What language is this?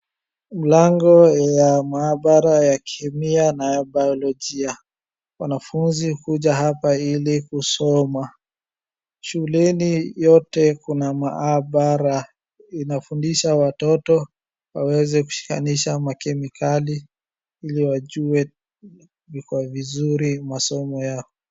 Swahili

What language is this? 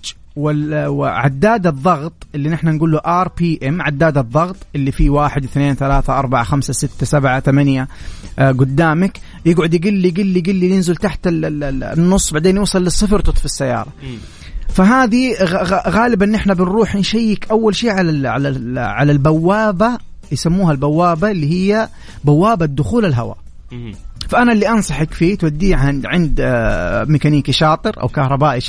Arabic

